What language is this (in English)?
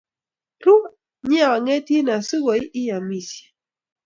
Kalenjin